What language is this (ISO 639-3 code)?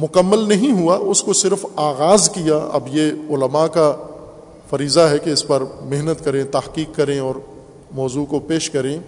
urd